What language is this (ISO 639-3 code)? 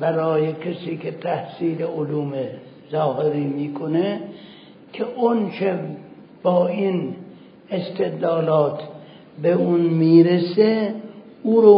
fas